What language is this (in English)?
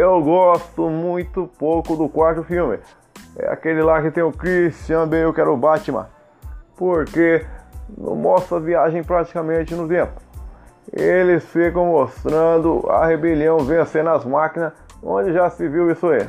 Portuguese